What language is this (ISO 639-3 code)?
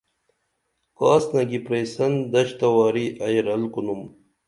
dml